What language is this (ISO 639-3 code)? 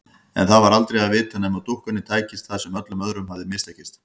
isl